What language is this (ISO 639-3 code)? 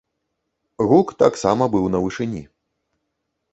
bel